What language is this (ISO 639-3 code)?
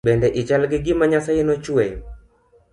luo